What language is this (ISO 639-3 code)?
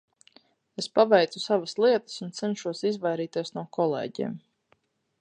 lav